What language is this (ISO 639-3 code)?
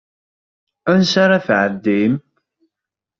kab